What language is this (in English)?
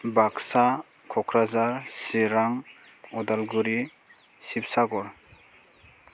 Bodo